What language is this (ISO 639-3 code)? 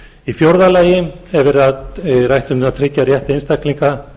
isl